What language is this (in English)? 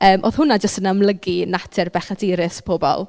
Welsh